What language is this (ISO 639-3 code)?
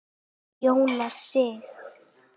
isl